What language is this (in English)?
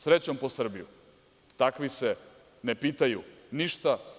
Serbian